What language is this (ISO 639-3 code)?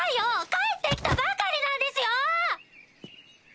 jpn